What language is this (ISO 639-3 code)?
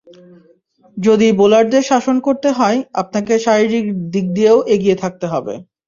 ben